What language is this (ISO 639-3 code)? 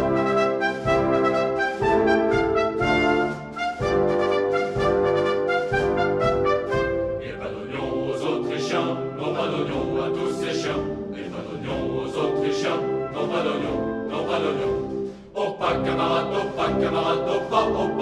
tha